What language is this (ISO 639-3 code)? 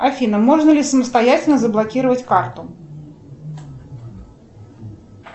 rus